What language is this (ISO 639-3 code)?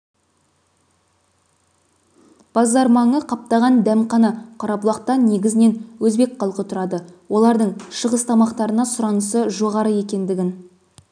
kaz